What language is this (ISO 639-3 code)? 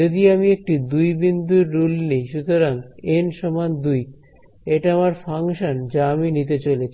ben